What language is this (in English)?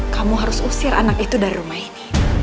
Indonesian